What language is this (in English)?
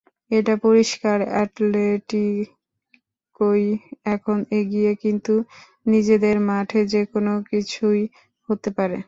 Bangla